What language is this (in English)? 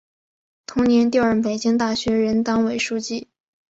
Chinese